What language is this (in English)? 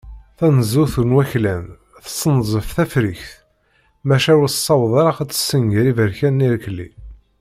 Kabyle